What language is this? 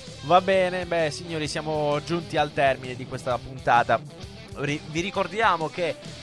Italian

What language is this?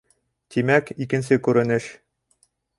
Bashkir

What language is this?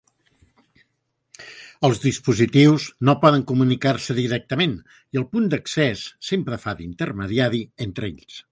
Catalan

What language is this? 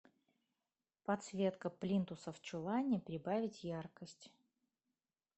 Russian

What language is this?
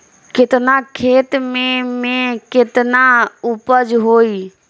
Bhojpuri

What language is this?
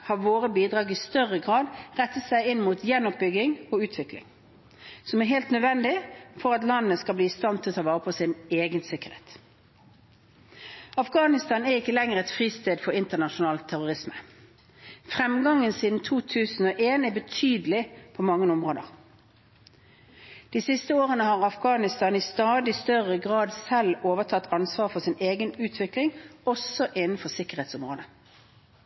Norwegian Bokmål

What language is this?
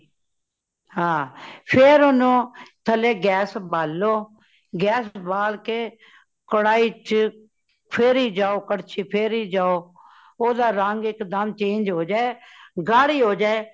Punjabi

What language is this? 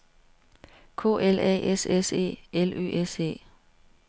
Danish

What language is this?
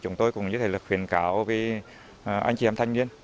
Vietnamese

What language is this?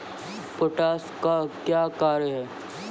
Maithili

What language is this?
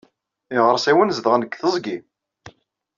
Kabyle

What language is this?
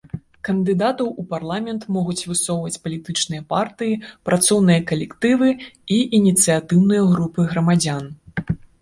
Belarusian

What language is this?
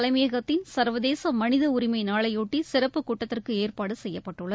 Tamil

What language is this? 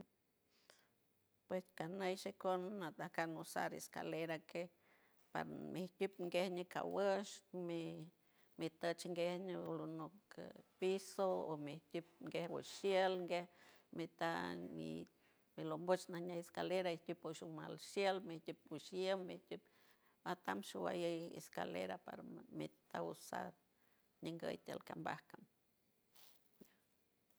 San Francisco Del Mar Huave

